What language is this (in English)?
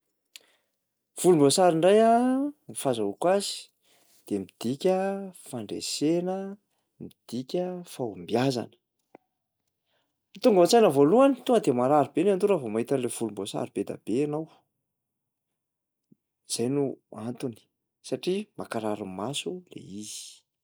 Malagasy